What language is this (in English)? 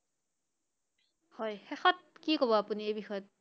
Assamese